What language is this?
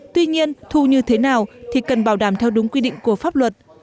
Vietnamese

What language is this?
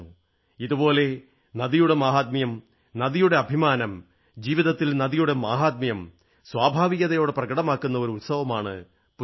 Malayalam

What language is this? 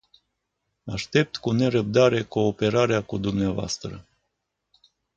Romanian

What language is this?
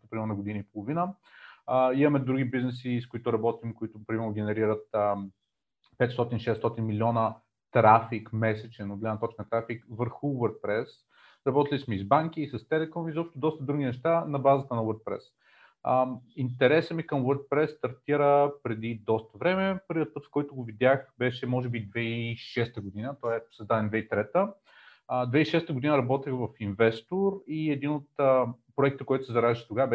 Bulgarian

